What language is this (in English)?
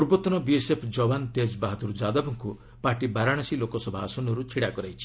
Odia